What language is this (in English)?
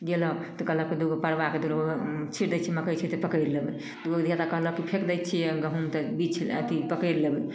Maithili